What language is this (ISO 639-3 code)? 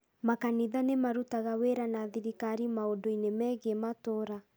kik